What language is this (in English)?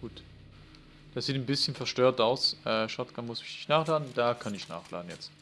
German